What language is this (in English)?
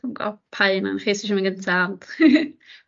Welsh